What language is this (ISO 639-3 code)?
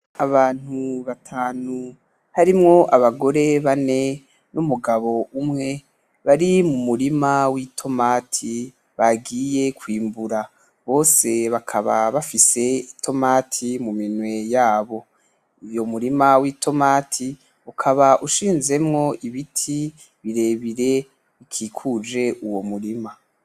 run